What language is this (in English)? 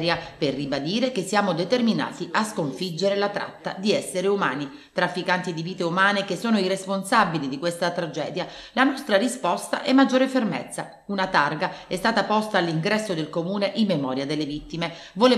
Italian